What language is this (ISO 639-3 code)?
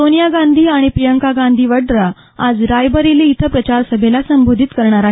mar